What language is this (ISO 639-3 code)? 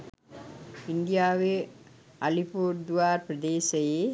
sin